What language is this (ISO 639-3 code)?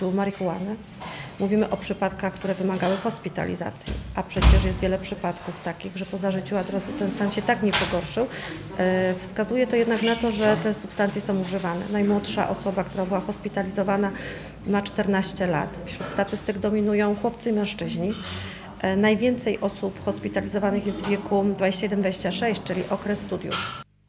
pol